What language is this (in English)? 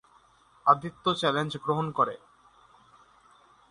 Bangla